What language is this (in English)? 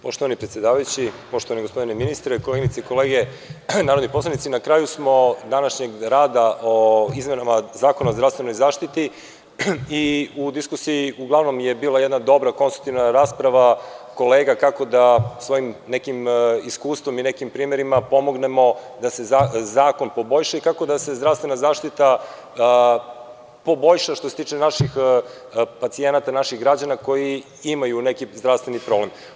Serbian